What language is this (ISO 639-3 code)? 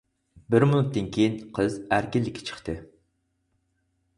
uig